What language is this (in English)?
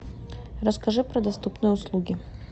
Russian